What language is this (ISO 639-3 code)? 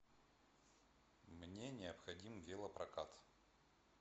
rus